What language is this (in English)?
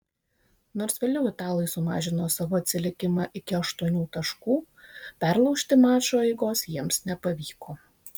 Lithuanian